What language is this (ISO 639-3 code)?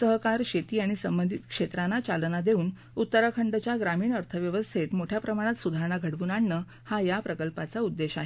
mar